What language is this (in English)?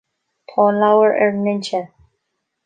Irish